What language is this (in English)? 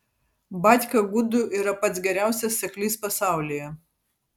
Lithuanian